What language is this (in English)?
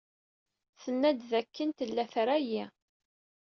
Kabyle